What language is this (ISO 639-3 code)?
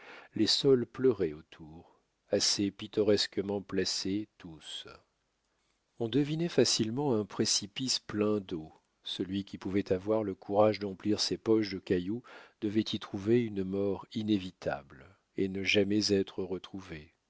fra